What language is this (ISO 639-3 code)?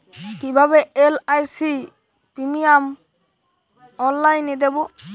ben